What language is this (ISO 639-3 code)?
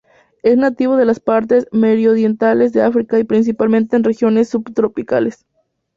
spa